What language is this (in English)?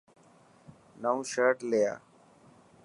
Dhatki